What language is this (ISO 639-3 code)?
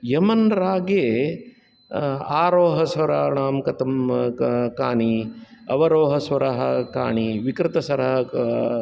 san